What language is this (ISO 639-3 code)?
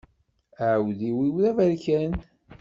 kab